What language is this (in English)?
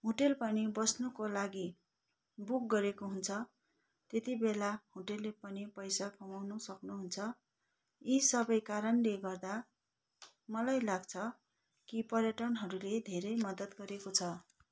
Nepali